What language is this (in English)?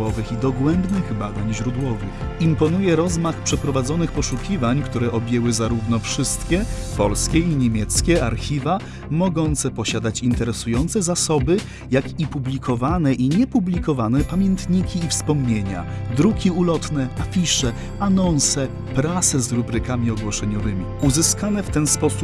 Polish